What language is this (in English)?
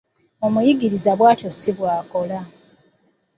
Ganda